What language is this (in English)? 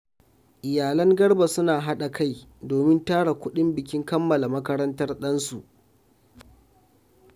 Hausa